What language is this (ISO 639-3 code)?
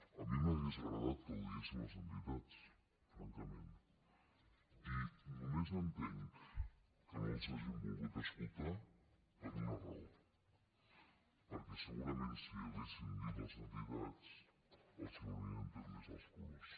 cat